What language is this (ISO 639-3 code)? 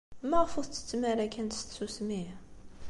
kab